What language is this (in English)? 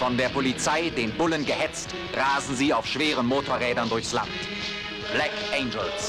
German